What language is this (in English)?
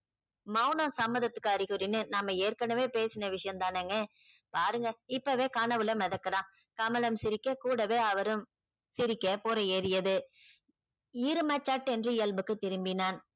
Tamil